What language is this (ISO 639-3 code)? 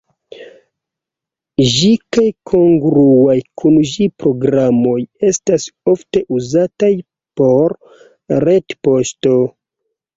epo